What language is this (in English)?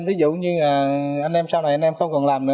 Vietnamese